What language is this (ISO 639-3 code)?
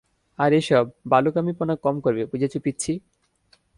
ben